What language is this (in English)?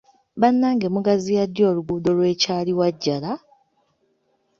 Ganda